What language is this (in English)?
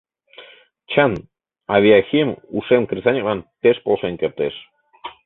Mari